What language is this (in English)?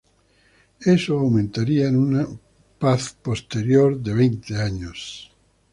Spanish